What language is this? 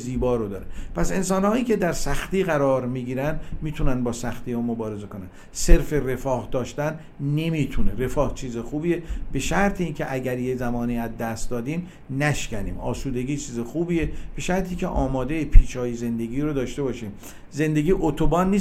Persian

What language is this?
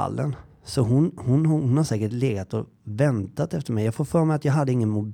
Swedish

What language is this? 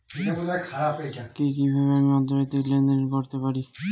Bangla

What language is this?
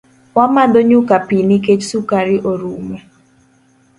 Luo (Kenya and Tanzania)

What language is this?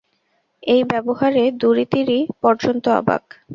Bangla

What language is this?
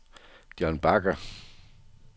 Danish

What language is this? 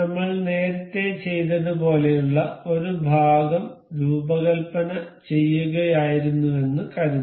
Malayalam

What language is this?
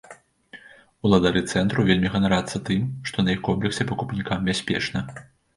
Belarusian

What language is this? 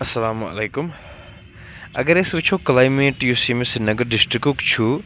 Kashmiri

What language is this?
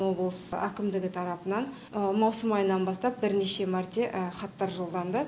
Kazakh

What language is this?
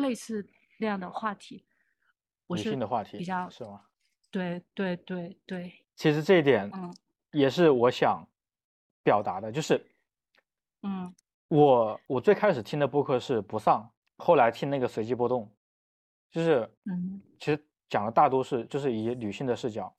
Chinese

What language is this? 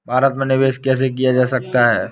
Hindi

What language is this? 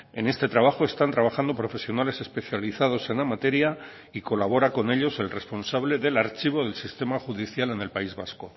Spanish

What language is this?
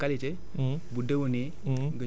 Wolof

